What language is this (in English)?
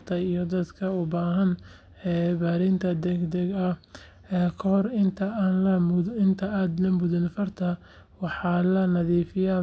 Somali